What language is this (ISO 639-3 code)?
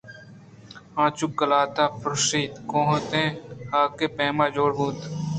bgp